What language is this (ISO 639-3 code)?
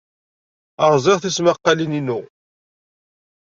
kab